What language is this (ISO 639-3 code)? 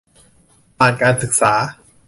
tha